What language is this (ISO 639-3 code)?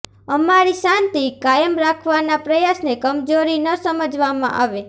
guj